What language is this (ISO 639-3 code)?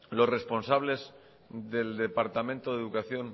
spa